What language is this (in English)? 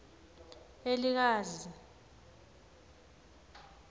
Swati